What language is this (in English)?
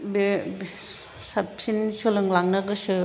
Bodo